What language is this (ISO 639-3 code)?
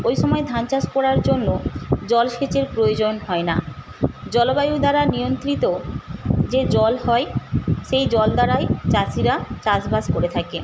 ben